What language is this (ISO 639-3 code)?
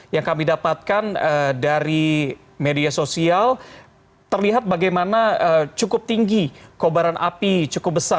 ind